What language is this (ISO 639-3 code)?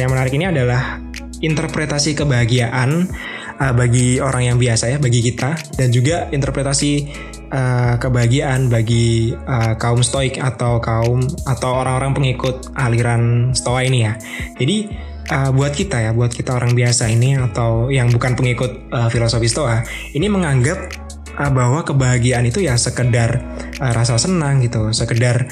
ind